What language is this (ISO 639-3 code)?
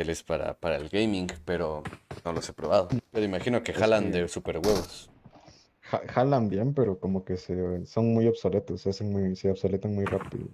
spa